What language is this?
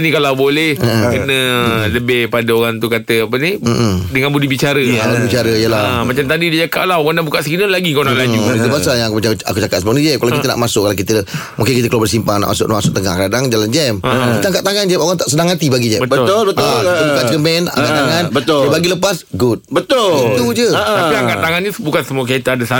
Malay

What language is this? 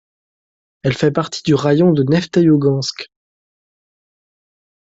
French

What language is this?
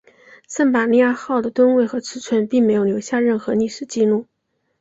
Chinese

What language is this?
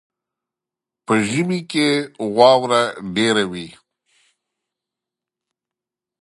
Pashto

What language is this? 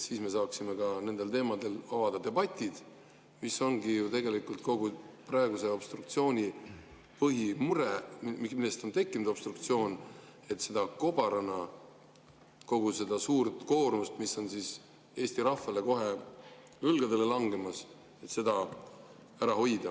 Estonian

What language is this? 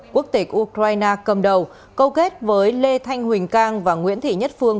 Vietnamese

